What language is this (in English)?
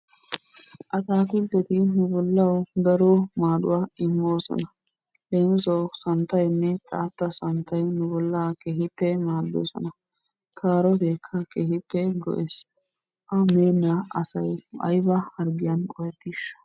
Wolaytta